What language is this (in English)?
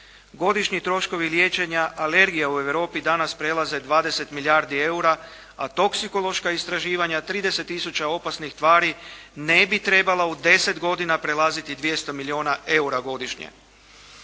Croatian